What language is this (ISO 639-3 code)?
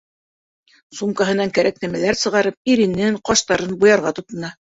bak